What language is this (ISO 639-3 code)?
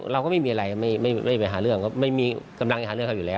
tha